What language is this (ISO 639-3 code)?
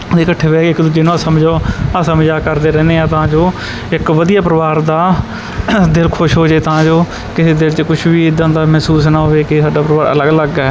pan